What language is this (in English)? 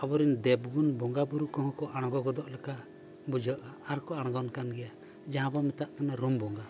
Santali